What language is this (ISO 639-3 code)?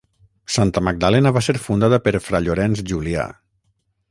cat